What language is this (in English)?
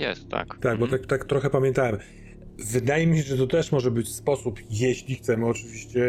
Polish